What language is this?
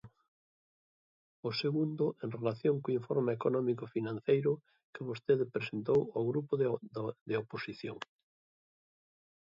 Galician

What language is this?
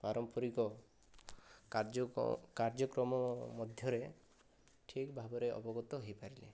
Odia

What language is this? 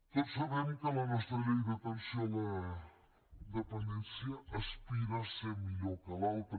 Catalan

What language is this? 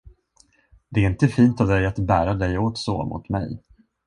Swedish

